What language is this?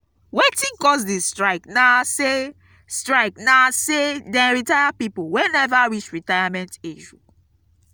Nigerian Pidgin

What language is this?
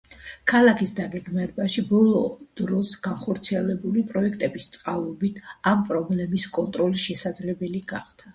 Georgian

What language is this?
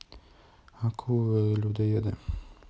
Russian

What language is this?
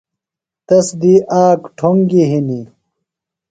Phalura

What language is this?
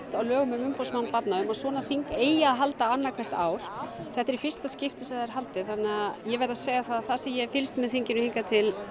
Icelandic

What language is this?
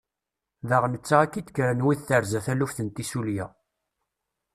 Kabyle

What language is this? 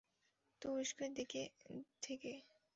Bangla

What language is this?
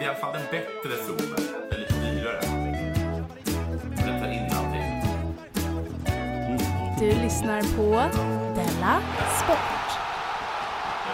Swedish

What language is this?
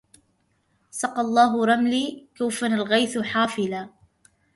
Arabic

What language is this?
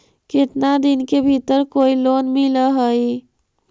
Magahi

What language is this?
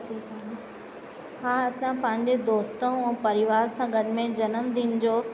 Sindhi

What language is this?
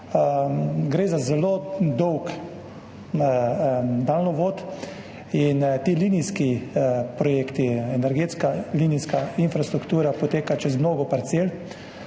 Slovenian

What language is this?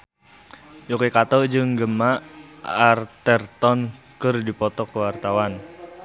Sundanese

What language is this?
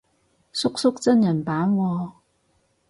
Cantonese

